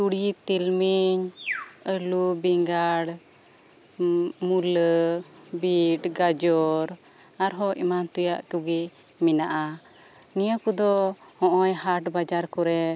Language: Santali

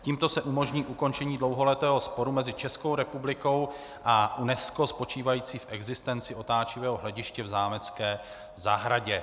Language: Czech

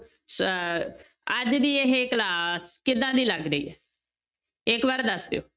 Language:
Punjabi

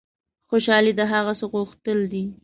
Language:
Pashto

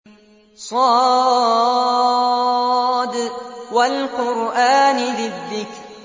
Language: Arabic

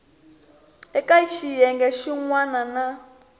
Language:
Tsonga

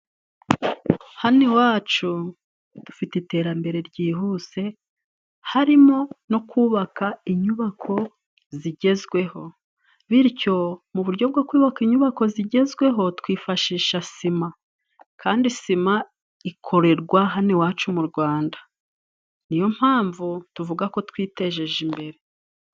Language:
Kinyarwanda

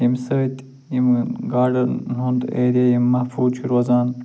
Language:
Kashmiri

